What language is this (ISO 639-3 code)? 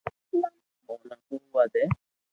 lrk